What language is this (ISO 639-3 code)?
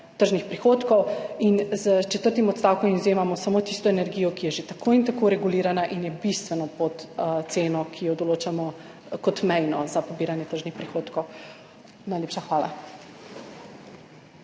slv